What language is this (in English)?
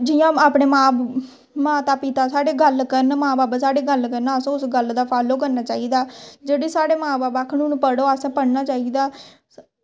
Dogri